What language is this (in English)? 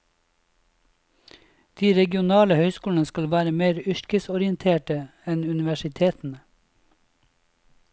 Norwegian